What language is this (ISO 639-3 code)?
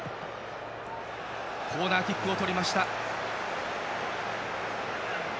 jpn